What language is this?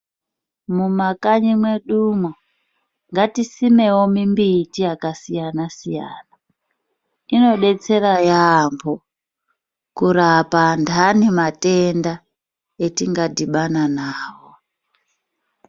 Ndau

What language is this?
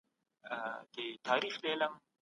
Pashto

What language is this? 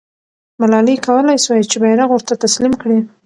Pashto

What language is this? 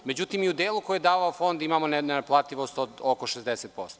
Serbian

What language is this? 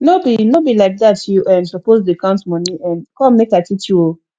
Nigerian Pidgin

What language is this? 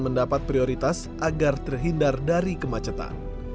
Indonesian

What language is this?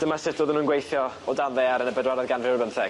Welsh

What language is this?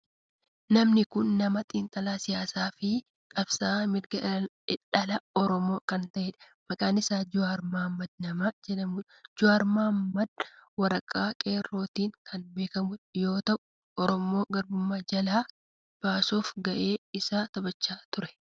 Oromo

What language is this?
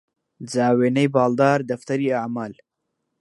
Central Kurdish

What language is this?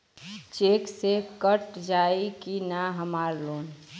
Bhojpuri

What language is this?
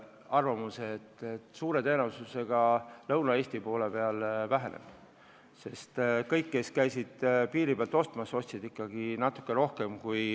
Estonian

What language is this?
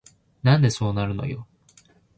Japanese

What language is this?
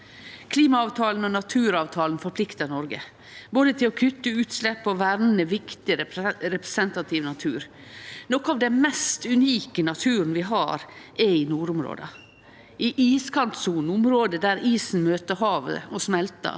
Norwegian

